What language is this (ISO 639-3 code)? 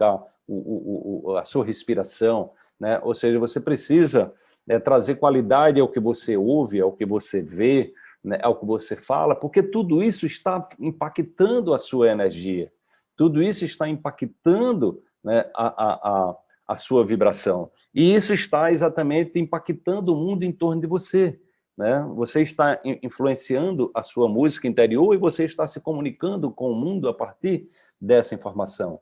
por